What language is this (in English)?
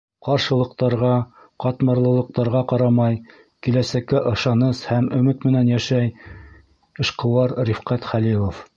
Bashkir